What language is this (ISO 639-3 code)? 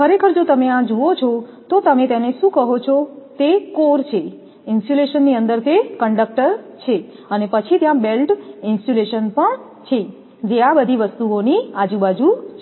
guj